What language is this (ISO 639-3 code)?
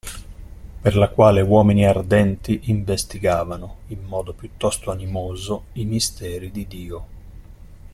ita